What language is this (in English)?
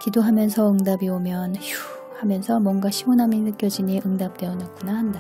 Korean